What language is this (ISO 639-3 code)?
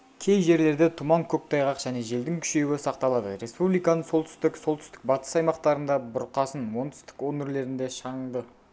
kaz